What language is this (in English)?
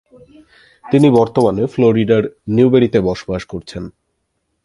Bangla